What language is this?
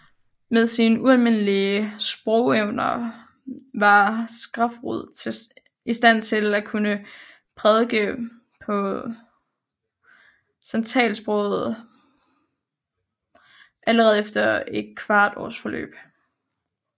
Danish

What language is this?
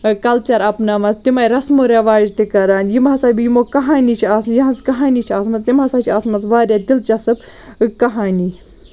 Kashmiri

